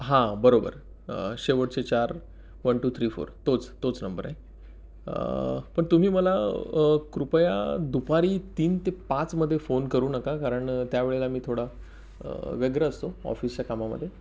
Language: Marathi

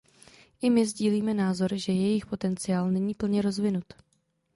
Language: Czech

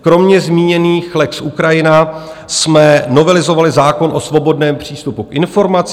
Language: Czech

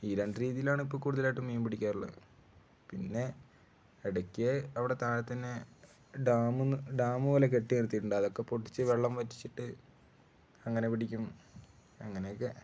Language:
Malayalam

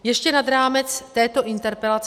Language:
Czech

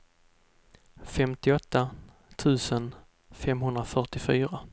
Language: Swedish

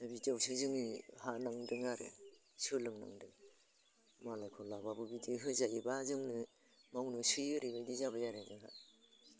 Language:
Bodo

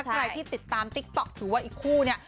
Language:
Thai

